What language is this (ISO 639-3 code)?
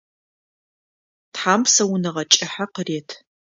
ady